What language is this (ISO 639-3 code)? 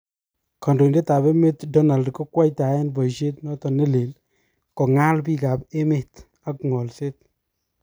kln